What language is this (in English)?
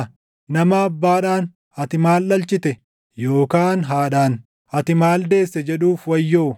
Oromo